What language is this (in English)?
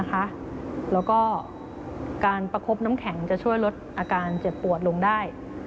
Thai